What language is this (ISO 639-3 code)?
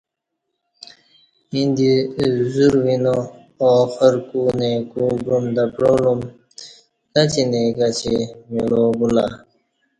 bsh